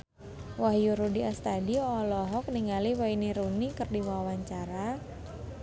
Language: Sundanese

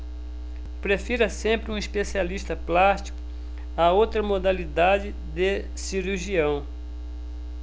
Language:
Portuguese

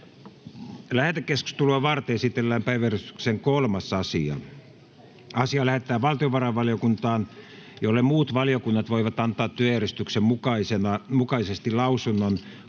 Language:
Finnish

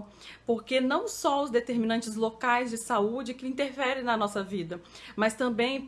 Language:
Portuguese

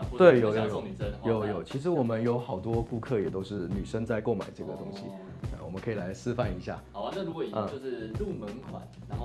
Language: Chinese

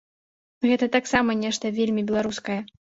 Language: Belarusian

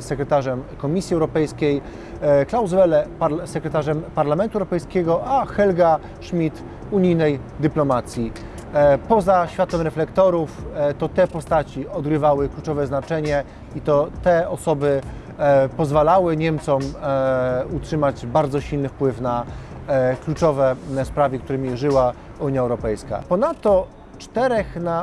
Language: Polish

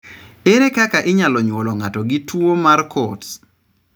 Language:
Luo (Kenya and Tanzania)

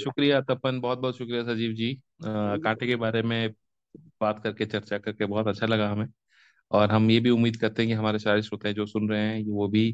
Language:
Hindi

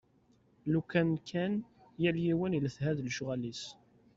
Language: Kabyle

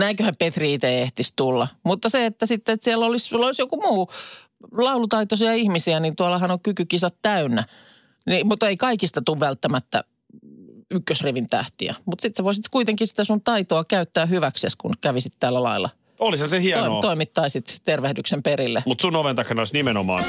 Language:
Finnish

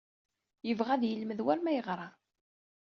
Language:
Kabyle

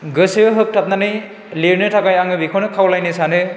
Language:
Bodo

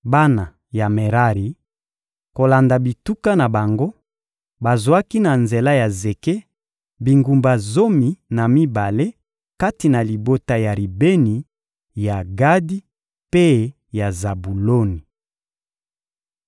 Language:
Lingala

